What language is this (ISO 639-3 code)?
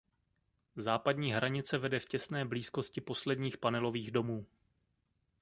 ces